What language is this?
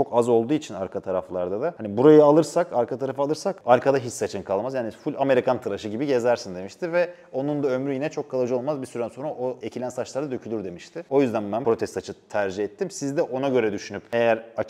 Turkish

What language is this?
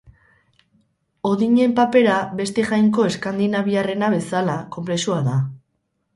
Basque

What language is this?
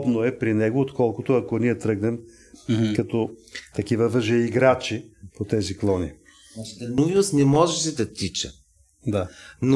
Bulgarian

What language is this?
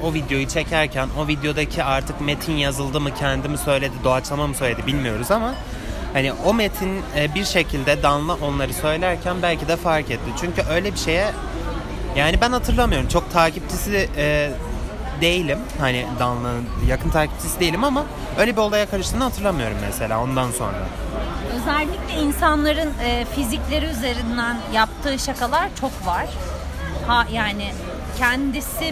Turkish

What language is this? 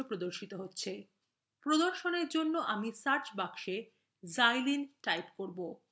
Bangla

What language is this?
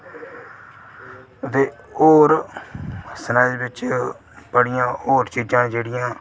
Dogri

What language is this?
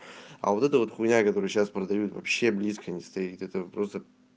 Russian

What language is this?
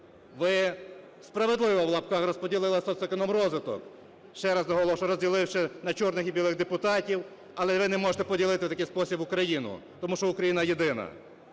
Ukrainian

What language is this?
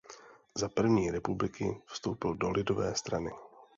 Czech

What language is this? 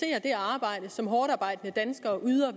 Danish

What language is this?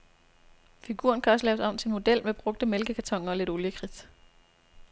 Danish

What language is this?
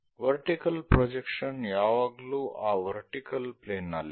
Kannada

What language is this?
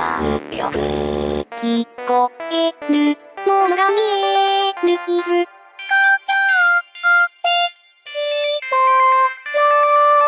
Japanese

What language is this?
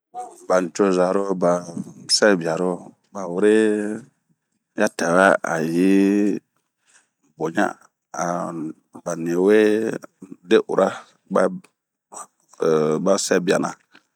Bomu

